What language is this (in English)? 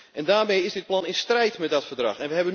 Dutch